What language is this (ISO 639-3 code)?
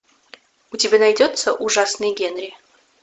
rus